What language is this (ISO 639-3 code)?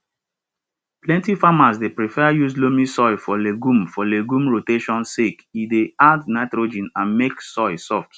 pcm